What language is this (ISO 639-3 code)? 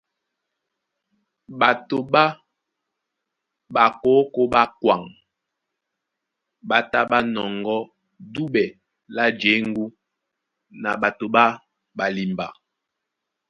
dua